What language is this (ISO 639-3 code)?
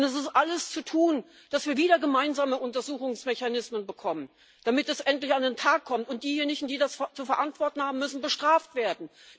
deu